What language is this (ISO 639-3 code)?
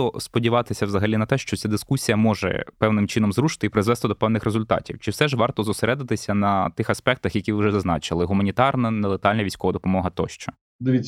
ukr